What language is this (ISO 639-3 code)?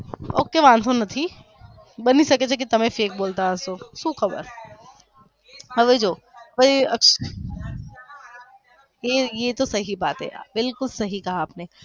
guj